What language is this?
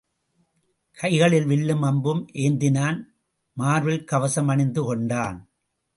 Tamil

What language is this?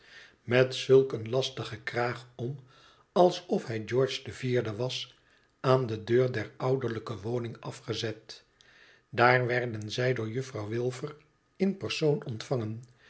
Dutch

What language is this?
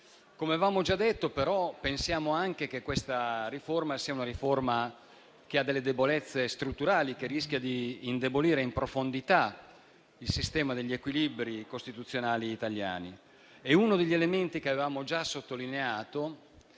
Italian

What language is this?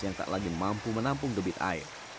Indonesian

